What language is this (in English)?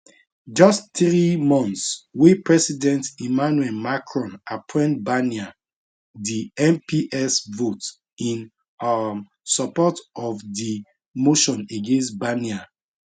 Nigerian Pidgin